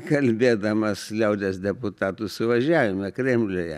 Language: Lithuanian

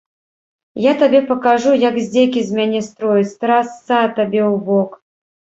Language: Belarusian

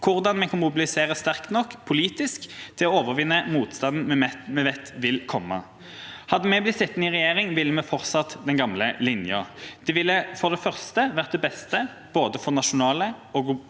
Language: Norwegian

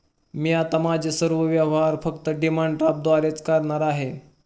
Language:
Marathi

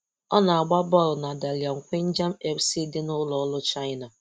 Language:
Igbo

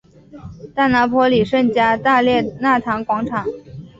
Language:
Chinese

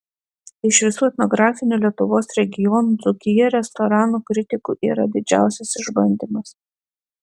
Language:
Lithuanian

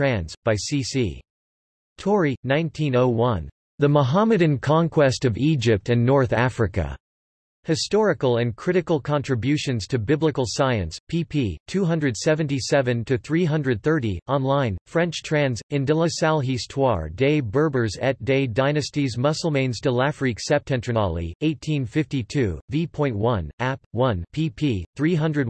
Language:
English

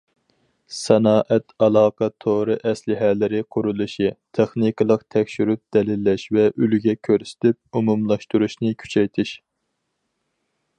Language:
Uyghur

